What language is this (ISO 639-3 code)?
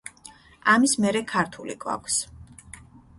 kat